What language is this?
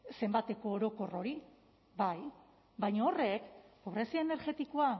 Basque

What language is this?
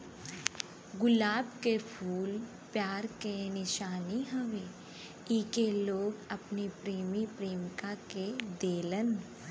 Bhojpuri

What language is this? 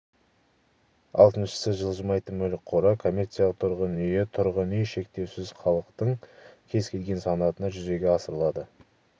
Kazakh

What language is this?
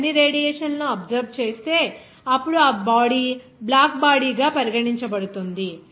Telugu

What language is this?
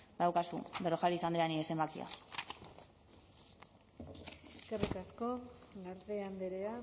Basque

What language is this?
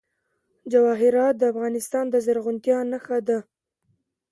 Pashto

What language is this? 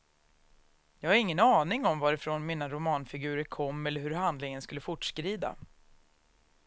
Swedish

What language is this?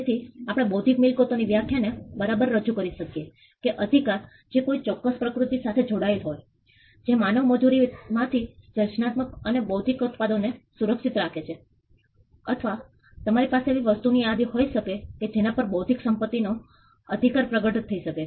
Gujarati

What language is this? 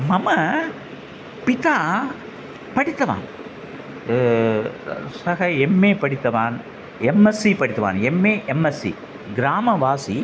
Sanskrit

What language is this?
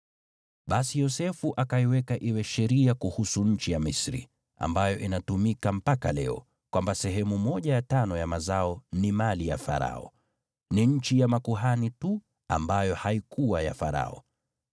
Swahili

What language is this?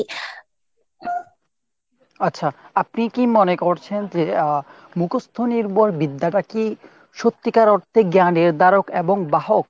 Bangla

